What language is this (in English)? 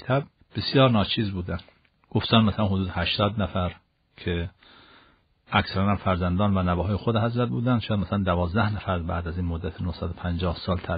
Persian